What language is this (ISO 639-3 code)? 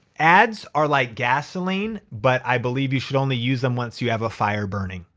eng